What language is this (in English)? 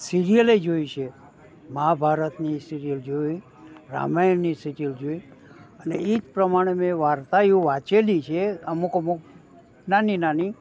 Gujarati